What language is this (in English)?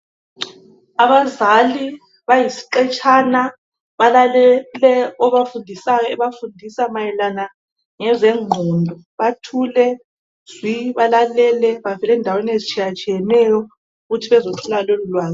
North Ndebele